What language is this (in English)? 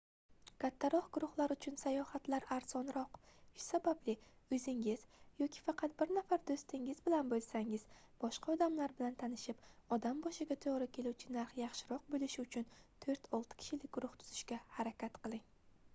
Uzbek